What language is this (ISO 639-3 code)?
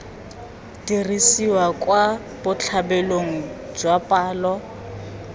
tsn